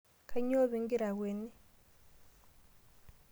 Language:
Masai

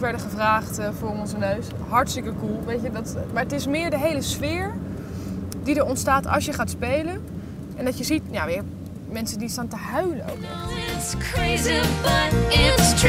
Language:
Dutch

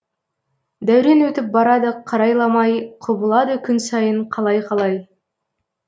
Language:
Kazakh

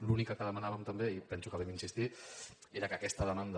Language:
Catalan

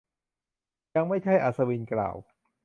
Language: Thai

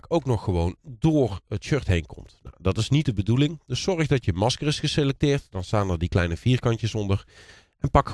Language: Dutch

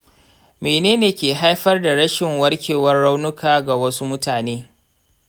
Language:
Hausa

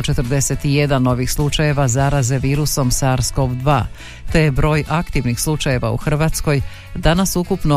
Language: Croatian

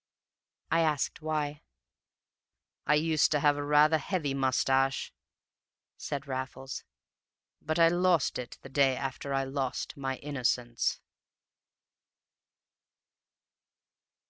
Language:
English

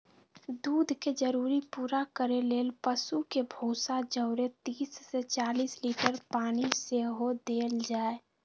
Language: Magahi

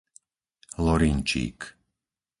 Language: Slovak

